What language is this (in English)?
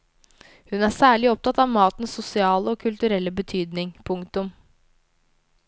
Norwegian